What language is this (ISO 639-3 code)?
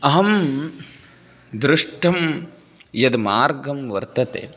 san